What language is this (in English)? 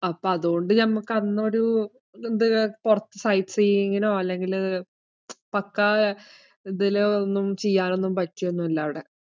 Malayalam